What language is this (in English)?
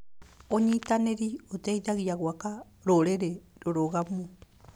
Kikuyu